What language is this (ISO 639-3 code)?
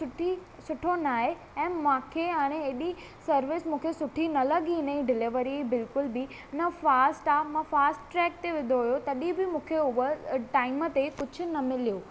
snd